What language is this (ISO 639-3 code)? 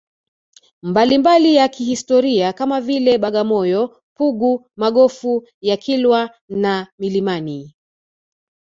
swa